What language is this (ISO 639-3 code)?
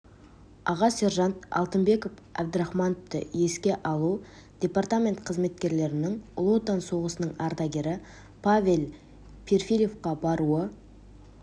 kaz